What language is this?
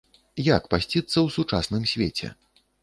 Belarusian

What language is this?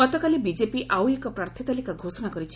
Odia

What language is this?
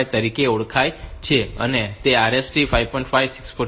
Gujarati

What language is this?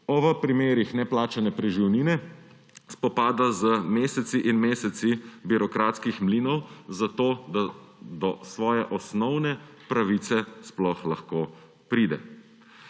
Slovenian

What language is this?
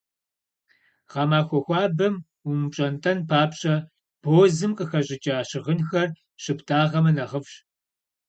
Kabardian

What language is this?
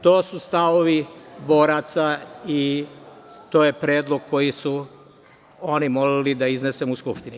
Serbian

